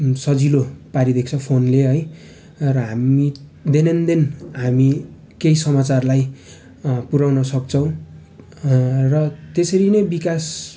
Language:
Nepali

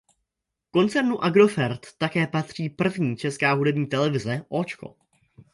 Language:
Czech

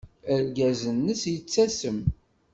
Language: Kabyle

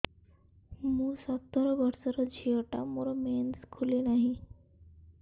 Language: Odia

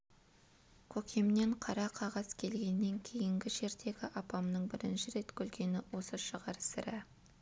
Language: Kazakh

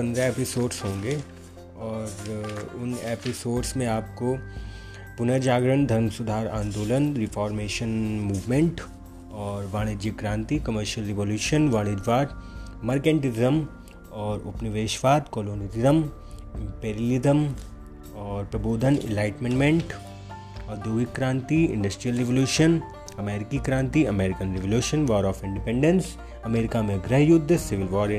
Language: Hindi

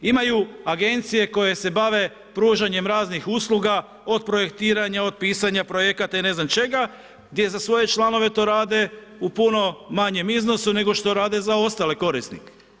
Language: Croatian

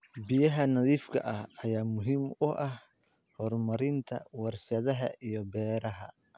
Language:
Somali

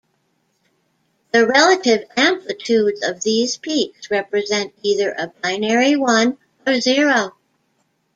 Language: English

